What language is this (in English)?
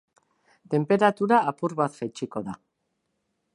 Basque